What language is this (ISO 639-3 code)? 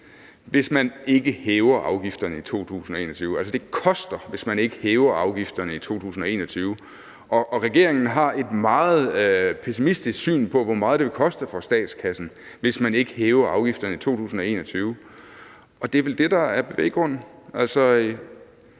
dan